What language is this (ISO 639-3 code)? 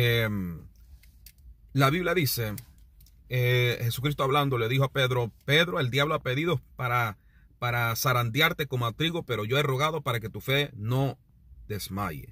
spa